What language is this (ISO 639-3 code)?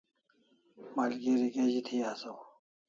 kls